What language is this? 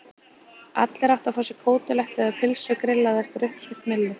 Icelandic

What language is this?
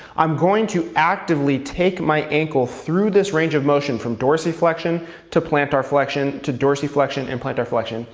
English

